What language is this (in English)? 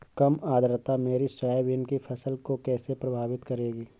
Hindi